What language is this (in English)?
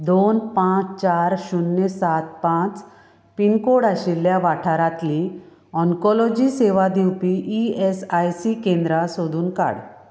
Konkani